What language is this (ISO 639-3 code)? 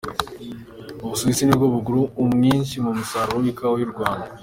kin